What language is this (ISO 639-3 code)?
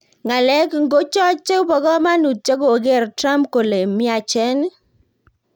kln